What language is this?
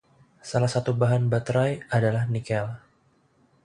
Indonesian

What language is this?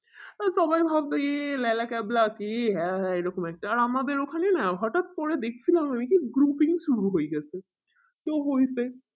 Bangla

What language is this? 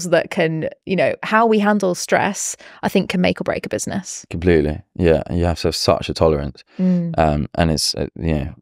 English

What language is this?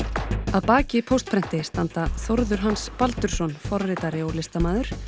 Icelandic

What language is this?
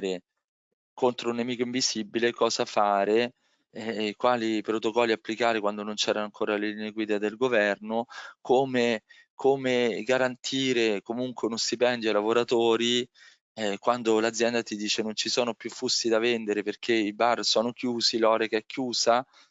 Italian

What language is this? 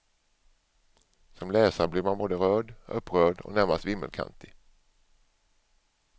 Swedish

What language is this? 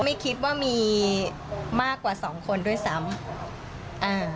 Thai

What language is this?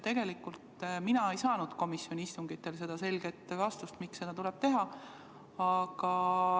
Estonian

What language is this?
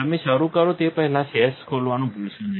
Gujarati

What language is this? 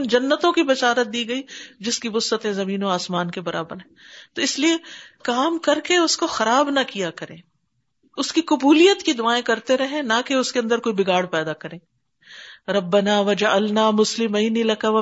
Urdu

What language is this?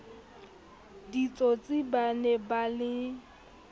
Southern Sotho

